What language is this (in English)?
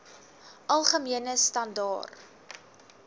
Afrikaans